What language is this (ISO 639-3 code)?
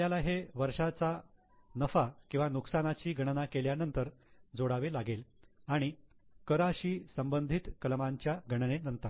mar